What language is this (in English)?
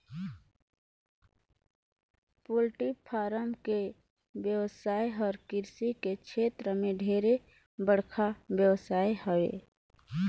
Chhattisgarhi